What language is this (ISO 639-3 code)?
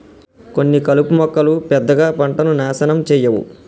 tel